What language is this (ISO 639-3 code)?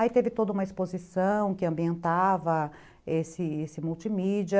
por